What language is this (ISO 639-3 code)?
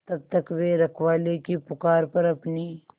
hin